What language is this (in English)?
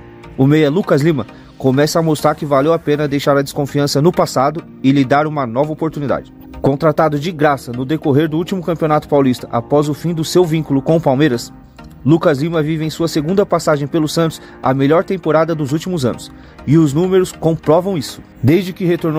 Portuguese